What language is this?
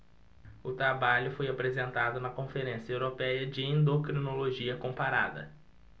Portuguese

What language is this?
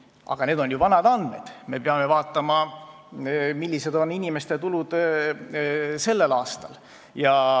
Estonian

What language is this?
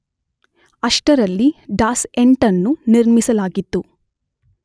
Kannada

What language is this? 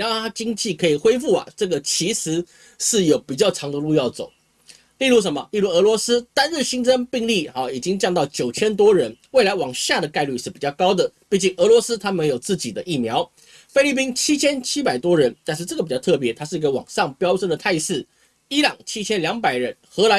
Chinese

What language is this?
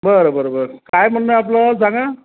Marathi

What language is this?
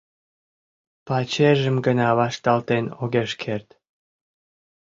Mari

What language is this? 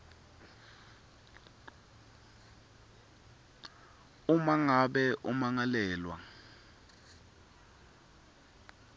Swati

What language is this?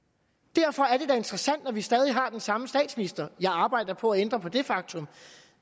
Danish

